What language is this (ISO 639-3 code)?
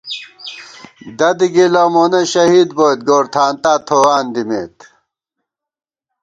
gwt